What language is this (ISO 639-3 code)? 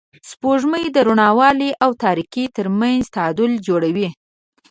pus